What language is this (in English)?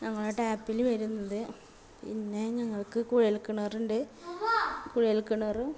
Malayalam